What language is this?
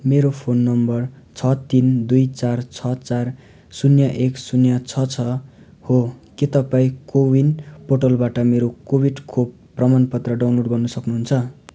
Nepali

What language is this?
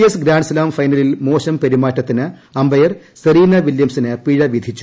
Malayalam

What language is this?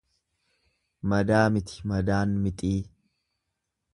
Oromo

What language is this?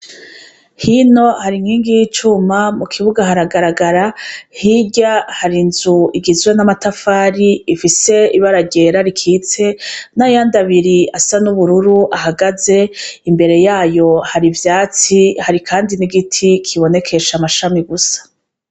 Rundi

